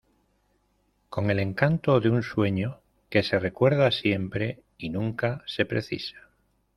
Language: Spanish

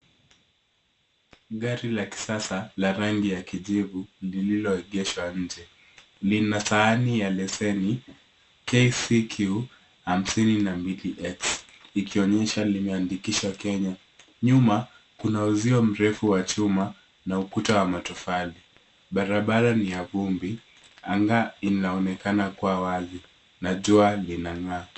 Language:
Swahili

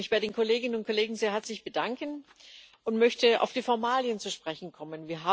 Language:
German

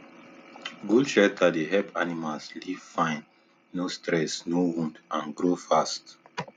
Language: Nigerian Pidgin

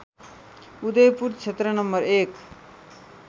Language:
Nepali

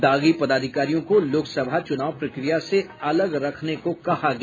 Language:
Hindi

